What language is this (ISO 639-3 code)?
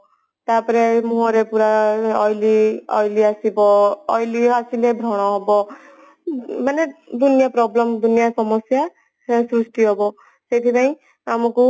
ori